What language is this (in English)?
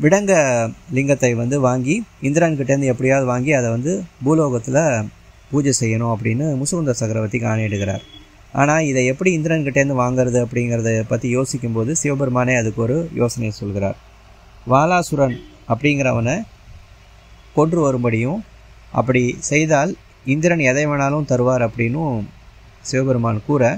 Tamil